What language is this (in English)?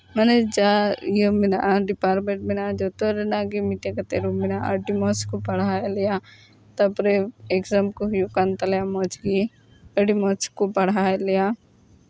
Santali